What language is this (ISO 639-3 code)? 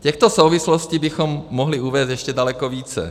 ces